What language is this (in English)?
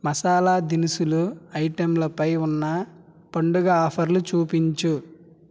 Telugu